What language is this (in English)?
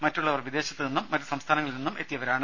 Malayalam